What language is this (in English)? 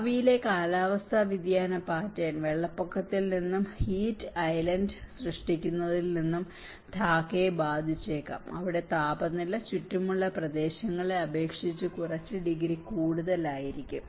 Malayalam